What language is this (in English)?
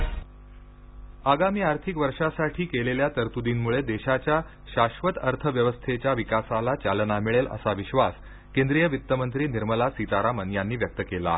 Marathi